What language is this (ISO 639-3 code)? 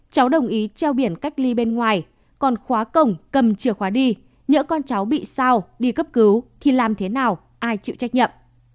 vie